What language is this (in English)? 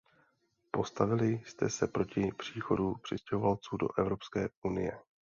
Czech